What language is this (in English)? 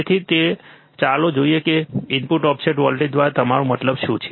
Gujarati